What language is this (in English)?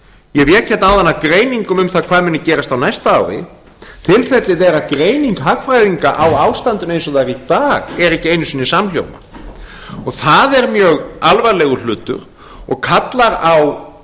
Icelandic